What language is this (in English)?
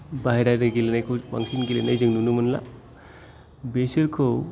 Bodo